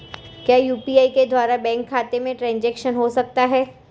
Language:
Hindi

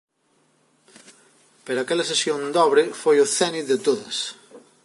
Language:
Galician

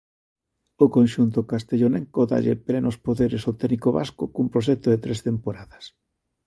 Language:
Galician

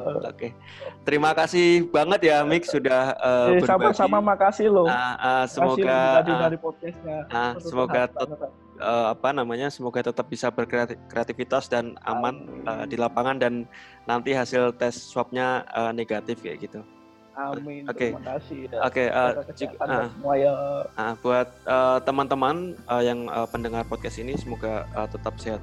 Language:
Indonesian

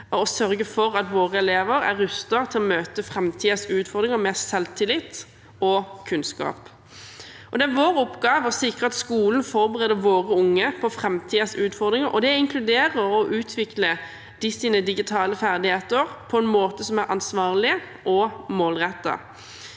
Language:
Norwegian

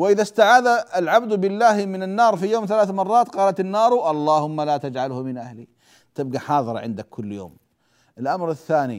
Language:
Arabic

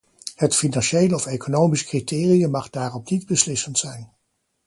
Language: Dutch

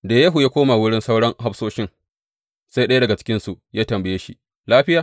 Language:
Hausa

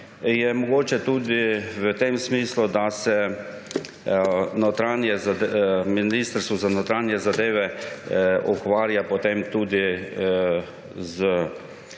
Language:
Slovenian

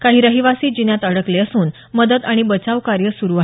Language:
Marathi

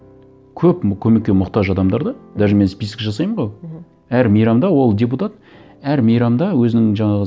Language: Kazakh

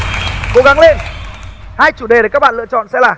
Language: Vietnamese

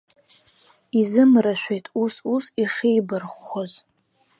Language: Abkhazian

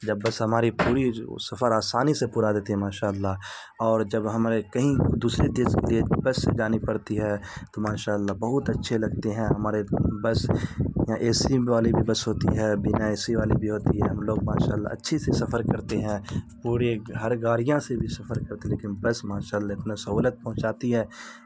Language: Urdu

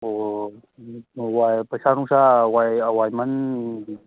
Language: Manipuri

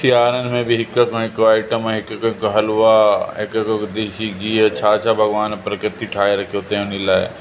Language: Sindhi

